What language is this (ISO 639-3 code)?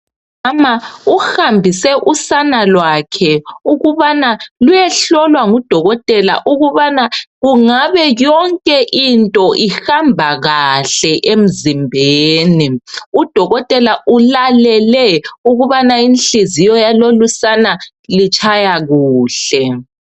nde